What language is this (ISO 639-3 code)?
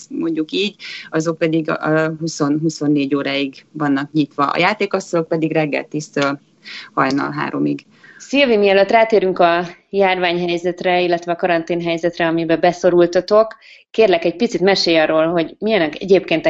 hun